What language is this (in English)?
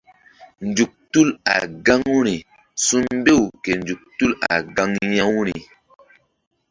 Mbum